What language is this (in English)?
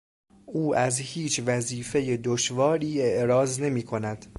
Persian